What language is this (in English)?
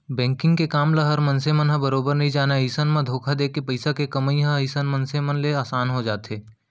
Chhattisgarhi